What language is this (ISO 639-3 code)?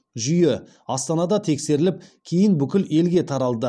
kaz